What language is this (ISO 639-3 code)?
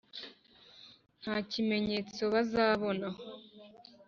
kin